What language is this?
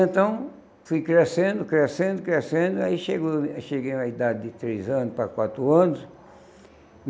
Portuguese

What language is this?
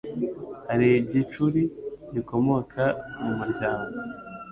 Kinyarwanda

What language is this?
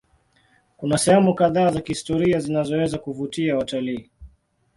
Swahili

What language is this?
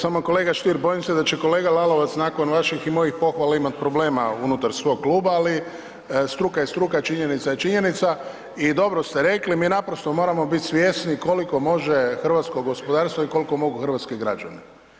Croatian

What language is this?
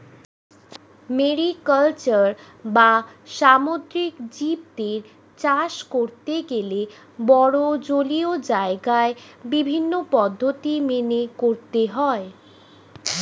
Bangla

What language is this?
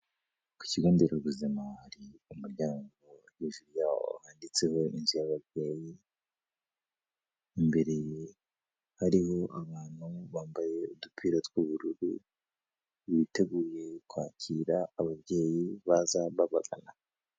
Kinyarwanda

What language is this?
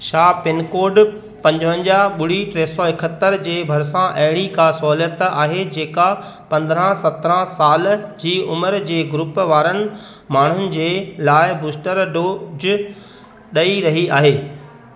Sindhi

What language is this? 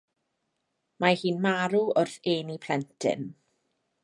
Welsh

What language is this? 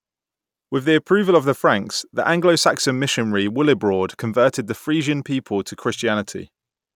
English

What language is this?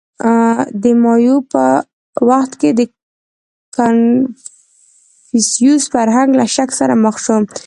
Pashto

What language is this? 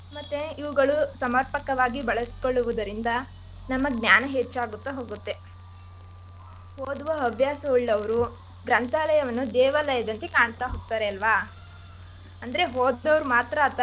Kannada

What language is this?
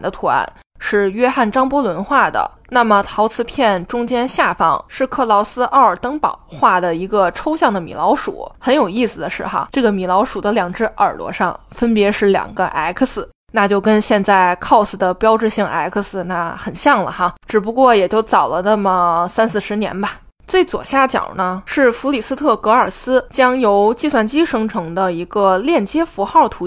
Chinese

